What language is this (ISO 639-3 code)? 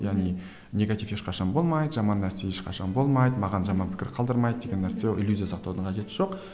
kaz